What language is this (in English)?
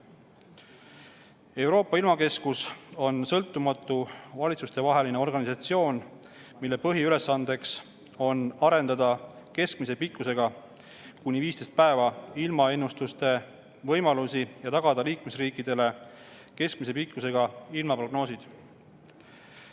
Estonian